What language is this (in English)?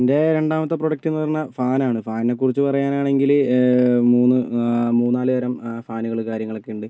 Malayalam